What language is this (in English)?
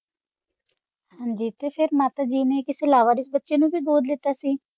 Punjabi